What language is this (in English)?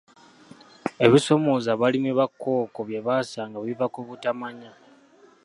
Ganda